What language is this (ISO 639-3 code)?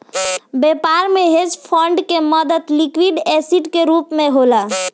bho